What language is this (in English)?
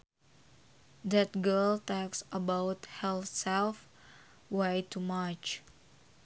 Sundanese